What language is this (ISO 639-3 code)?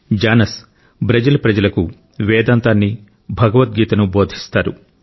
tel